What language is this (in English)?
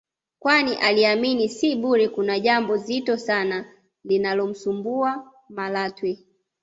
Swahili